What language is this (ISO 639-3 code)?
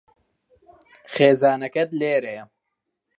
ckb